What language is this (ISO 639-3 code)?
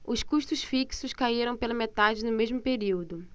por